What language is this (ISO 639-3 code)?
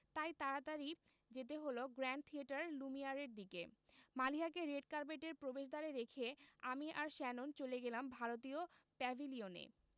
ben